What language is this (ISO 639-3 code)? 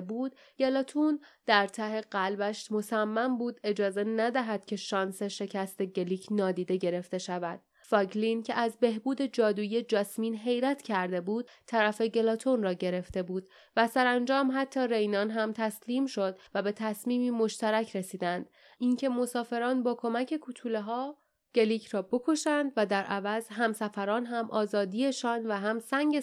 fas